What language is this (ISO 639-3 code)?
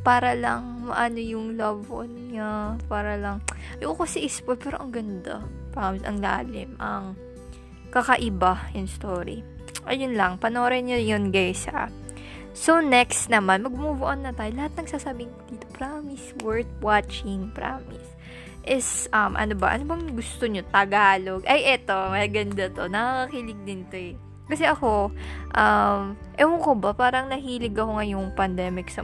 fil